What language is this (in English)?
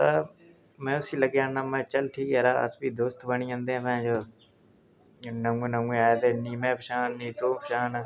Dogri